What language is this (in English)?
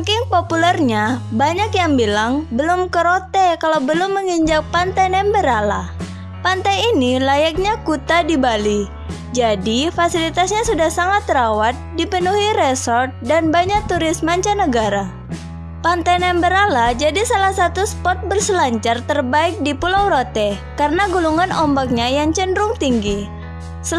Indonesian